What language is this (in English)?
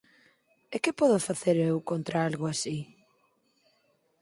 Galician